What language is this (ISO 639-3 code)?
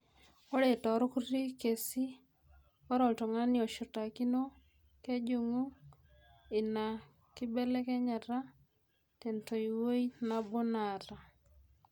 mas